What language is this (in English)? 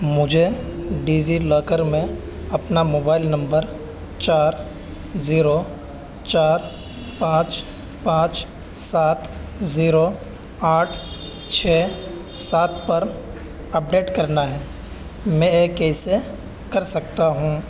Urdu